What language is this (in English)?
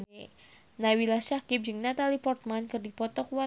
Sundanese